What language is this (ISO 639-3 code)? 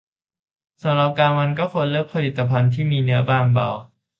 tha